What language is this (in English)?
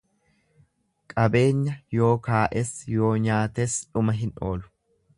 Oromo